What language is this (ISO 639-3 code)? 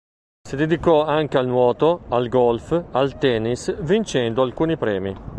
ita